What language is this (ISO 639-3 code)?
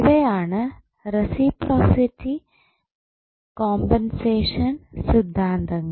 mal